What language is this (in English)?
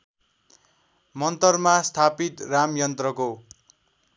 Nepali